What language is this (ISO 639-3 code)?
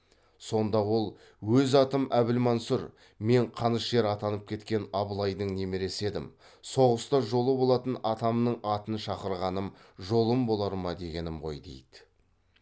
kaz